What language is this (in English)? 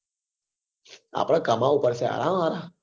Gujarati